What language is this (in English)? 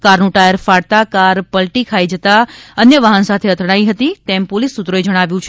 Gujarati